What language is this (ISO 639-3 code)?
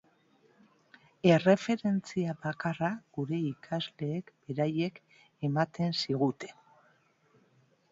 eus